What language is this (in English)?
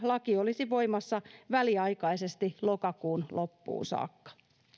Finnish